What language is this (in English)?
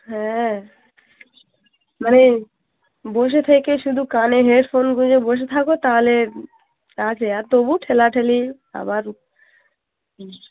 Bangla